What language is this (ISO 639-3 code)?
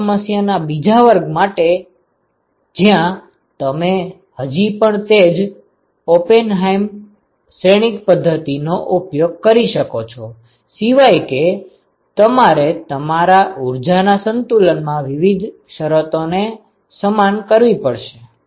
guj